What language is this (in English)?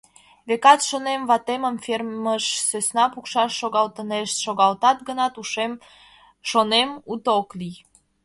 Mari